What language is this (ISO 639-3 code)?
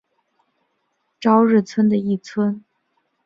zho